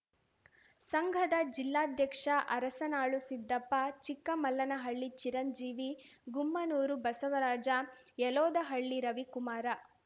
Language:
Kannada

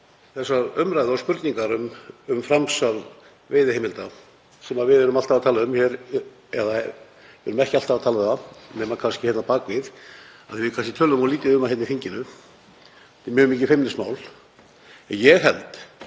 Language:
Icelandic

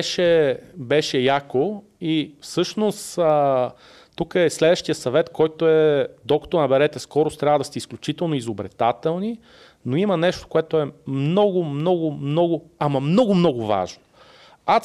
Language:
Bulgarian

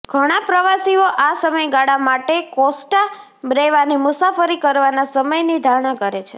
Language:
Gujarati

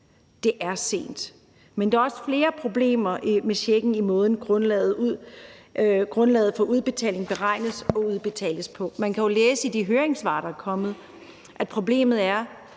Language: Danish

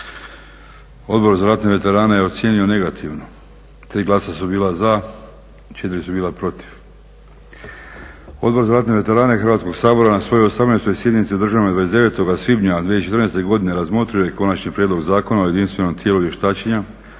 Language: Croatian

